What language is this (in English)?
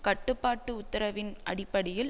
Tamil